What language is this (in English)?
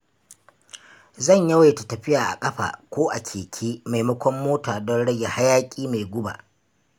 Hausa